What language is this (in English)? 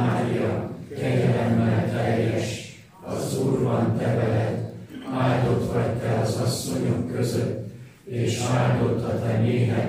Hungarian